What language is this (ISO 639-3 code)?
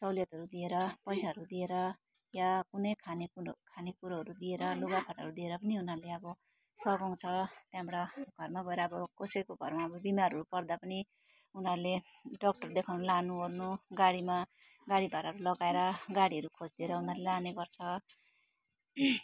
nep